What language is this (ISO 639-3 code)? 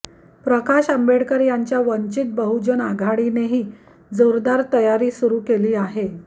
mar